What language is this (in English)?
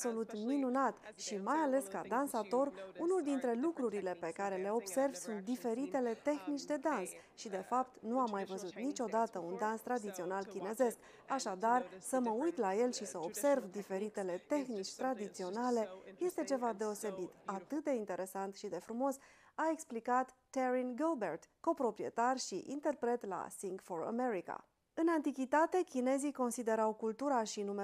Romanian